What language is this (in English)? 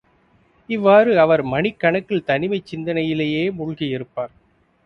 Tamil